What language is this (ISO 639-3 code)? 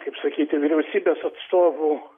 lit